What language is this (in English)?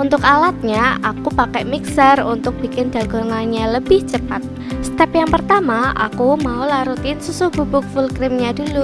Indonesian